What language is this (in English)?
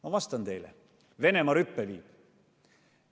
Estonian